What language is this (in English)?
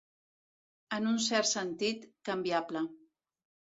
Catalan